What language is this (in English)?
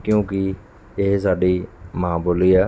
Punjabi